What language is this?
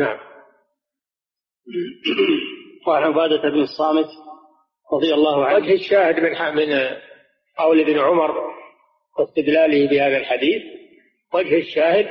Arabic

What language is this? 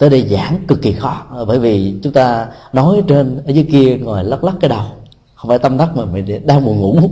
Vietnamese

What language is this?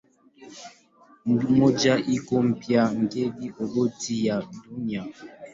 Swahili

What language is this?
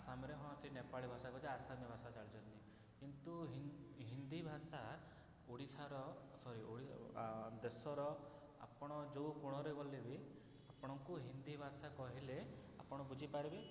Odia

